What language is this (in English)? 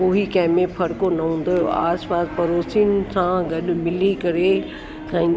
Sindhi